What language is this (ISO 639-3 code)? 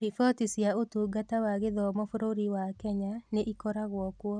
kik